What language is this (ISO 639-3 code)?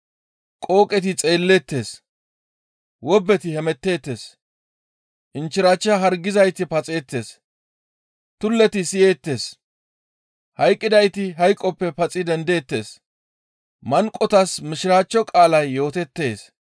gmv